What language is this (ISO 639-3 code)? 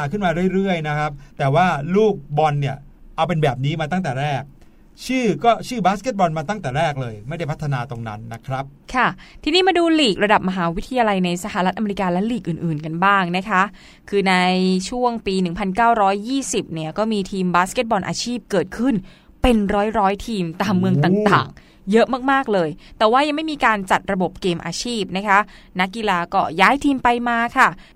tha